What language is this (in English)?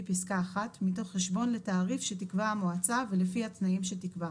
Hebrew